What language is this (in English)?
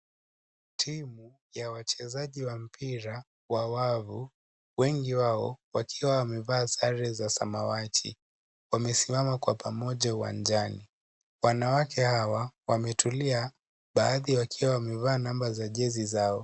Swahili